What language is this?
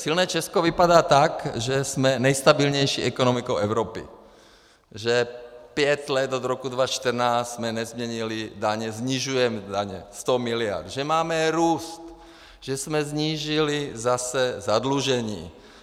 Czech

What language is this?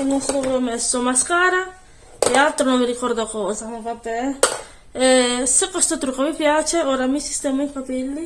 Italian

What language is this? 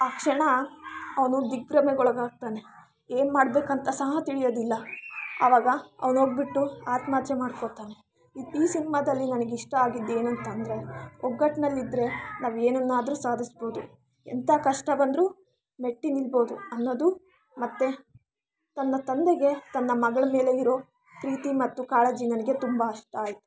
Kannada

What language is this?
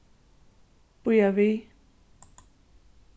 Faroese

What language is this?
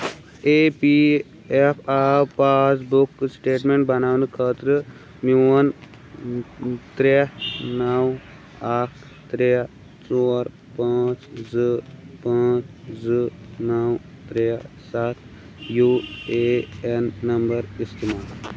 Kashmiri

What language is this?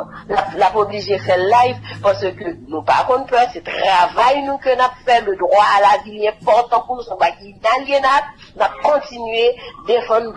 French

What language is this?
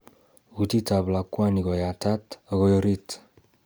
Kalenjin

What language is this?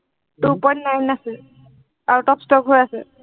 Assamese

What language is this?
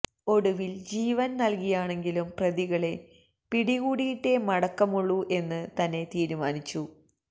Malayalam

